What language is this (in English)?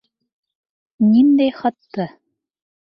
Bashkir